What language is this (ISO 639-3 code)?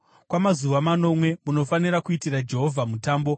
sna